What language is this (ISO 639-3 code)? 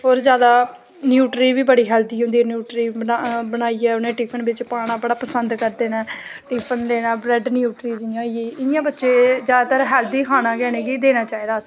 doi